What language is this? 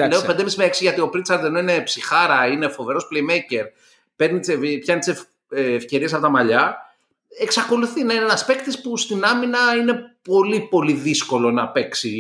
Greek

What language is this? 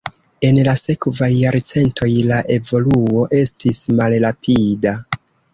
Esperanto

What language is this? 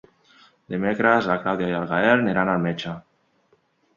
Catalan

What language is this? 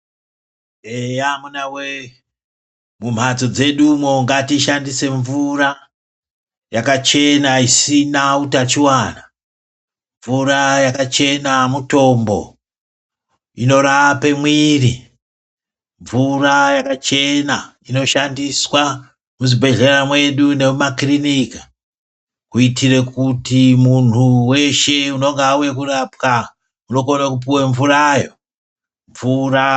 Ndau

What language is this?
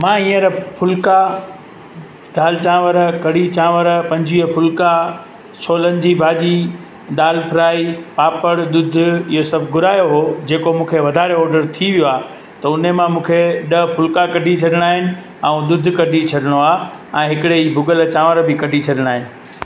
Sindhi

